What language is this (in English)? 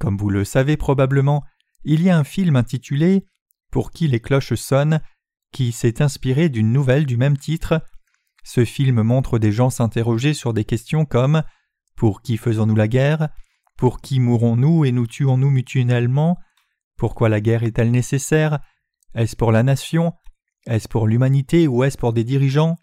French